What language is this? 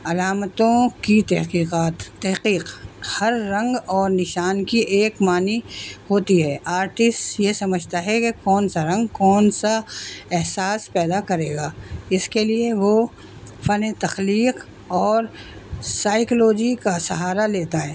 Urdu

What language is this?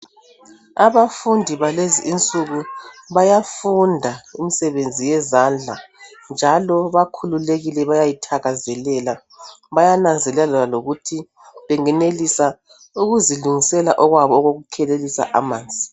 North Ndebele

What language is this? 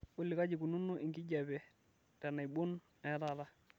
Masai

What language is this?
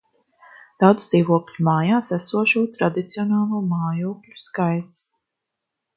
Latvian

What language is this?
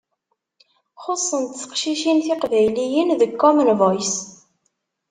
Kabyle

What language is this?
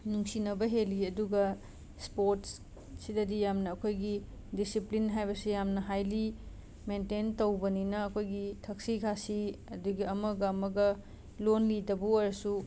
Manipuri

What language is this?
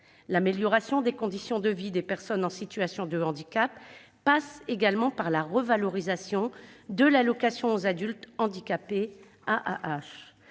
French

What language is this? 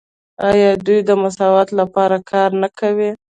Pashto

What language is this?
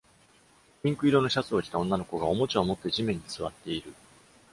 Japanese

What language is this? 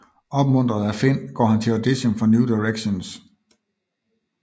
Danish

